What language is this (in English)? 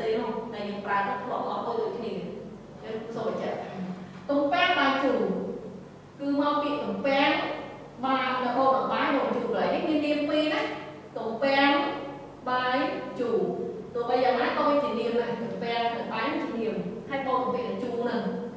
Vietnamese